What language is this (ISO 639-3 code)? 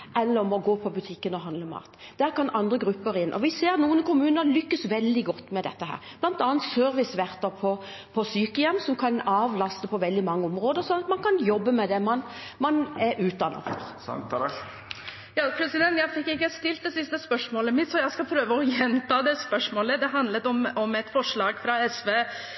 nor